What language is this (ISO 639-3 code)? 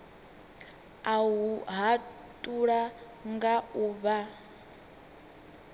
ven